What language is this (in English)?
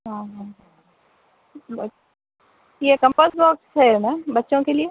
Urdu